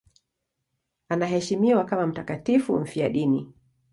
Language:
Swahili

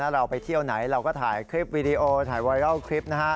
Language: Thai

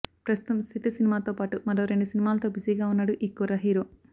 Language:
Telugu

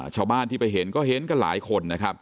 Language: Thai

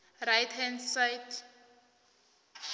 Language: South Ndebele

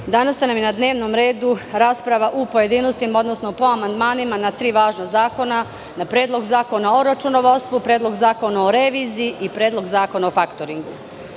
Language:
Serbian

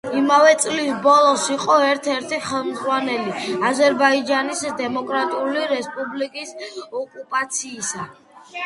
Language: Georgian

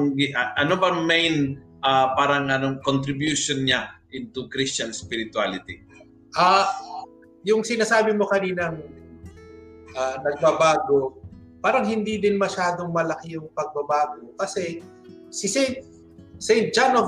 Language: Filipino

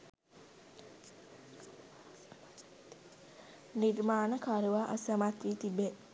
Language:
Sinhala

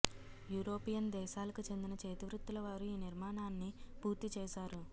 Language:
Telugu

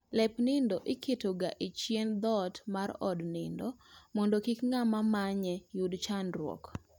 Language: Luo (Kenya and Tanzania)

